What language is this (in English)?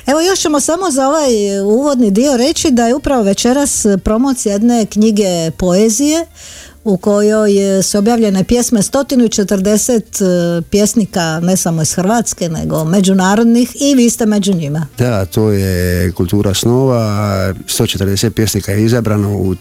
Croatian